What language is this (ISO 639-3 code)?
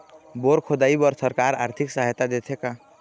hne